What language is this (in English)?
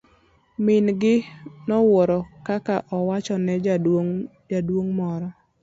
Luo (Kenya and Tanzania)